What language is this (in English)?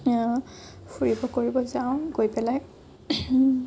Assamese